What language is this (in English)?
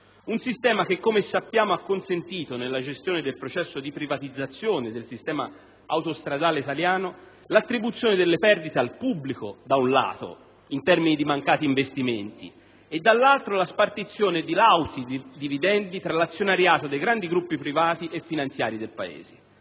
Italian